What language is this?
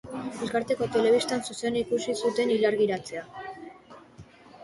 Basque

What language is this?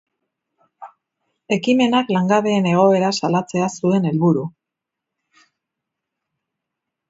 Basque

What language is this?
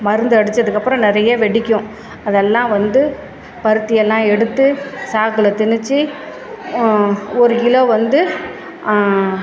Tamil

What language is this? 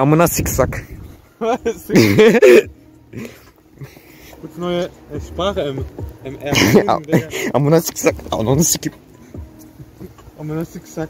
German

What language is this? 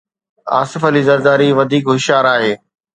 Sindhi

